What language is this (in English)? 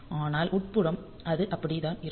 Tamil